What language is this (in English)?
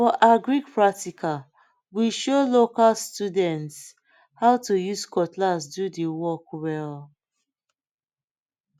Nigerian Pidgin